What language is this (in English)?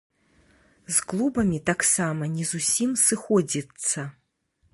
Belarusian